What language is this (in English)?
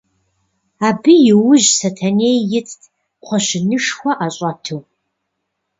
Kabardian